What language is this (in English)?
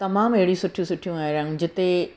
Sindhi